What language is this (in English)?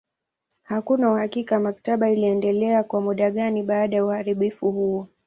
Swahili